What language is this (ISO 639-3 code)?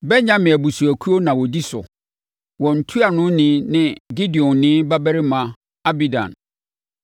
aka